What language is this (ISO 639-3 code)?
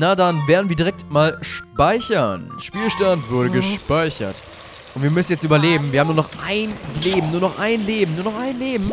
deu